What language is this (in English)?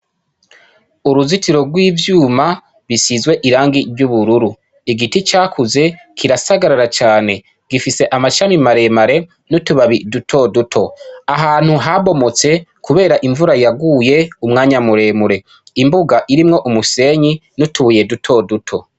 Rundi